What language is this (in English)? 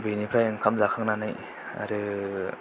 Bodo